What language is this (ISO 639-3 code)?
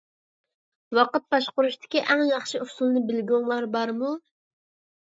uig